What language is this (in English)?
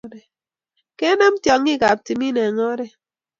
Kalenjin